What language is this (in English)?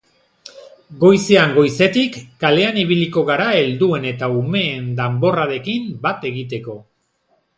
Basque